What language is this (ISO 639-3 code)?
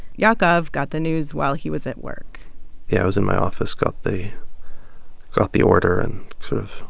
eng